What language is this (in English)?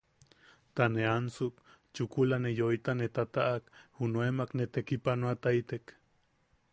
Yaqui